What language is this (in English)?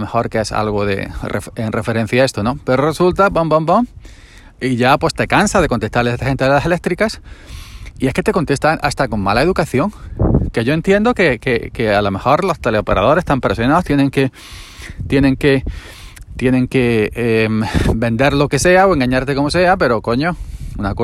Spanish